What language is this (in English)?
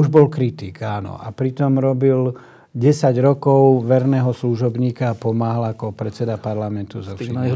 Slovak